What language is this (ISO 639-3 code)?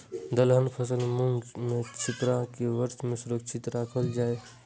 mai